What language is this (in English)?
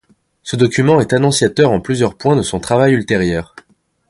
French